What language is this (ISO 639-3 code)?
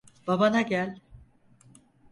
tur